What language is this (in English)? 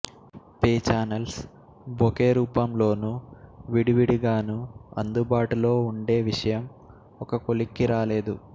Telugu